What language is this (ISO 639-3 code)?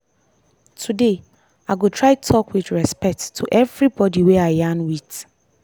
pcm